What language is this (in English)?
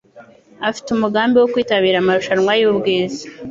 Kinyarwanda